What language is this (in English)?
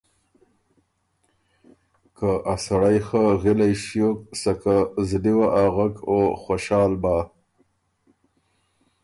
Ormuri